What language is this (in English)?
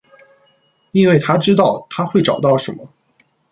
Chinese